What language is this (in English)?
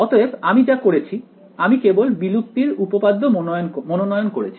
Bangla